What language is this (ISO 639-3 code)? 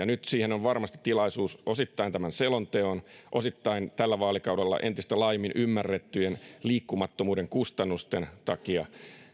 fin